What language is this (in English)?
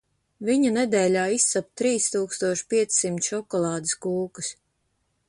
Latvian